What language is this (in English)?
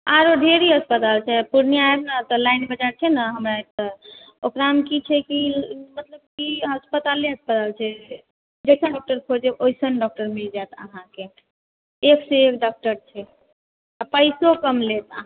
Maithili